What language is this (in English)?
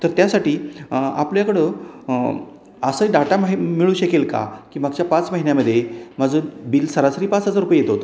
Marathi